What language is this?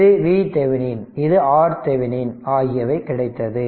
Tamil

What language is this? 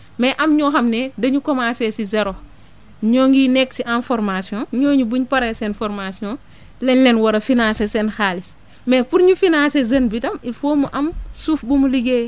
Wolof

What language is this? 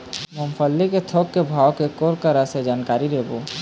Chhattisgarhi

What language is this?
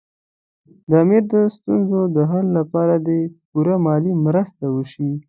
Pashto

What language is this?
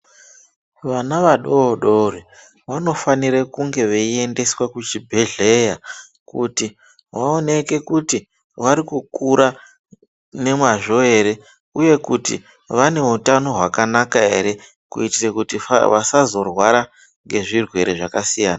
Ndau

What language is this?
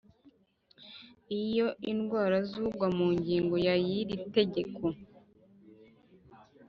Kinyarwanda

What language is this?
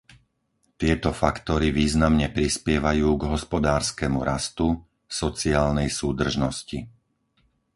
Slovak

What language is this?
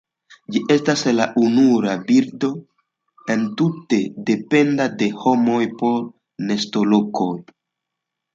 Esperanto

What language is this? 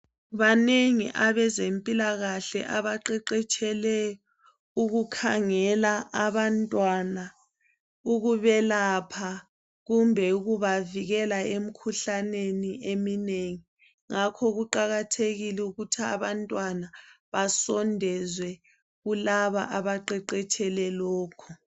North Ndebele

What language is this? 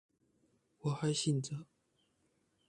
Chinese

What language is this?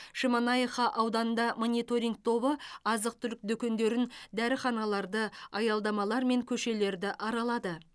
Kazakh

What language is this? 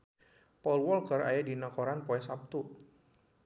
Sundanese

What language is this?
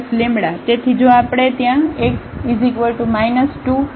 Gujarati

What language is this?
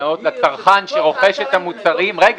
Hebrew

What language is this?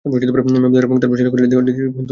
Bangla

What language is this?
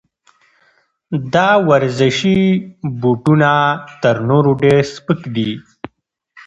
Pashto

